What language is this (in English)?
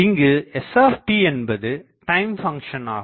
Tamil